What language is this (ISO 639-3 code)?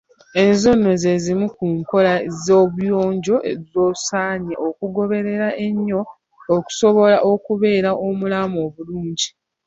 lug